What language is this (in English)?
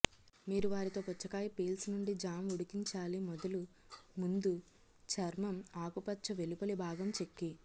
Telugu